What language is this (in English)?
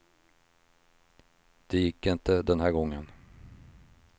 Swedish